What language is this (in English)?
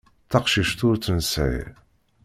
Kabyle